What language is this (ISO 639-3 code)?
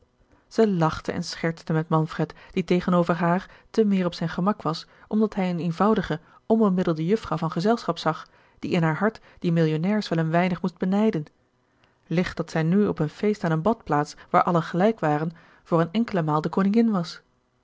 nld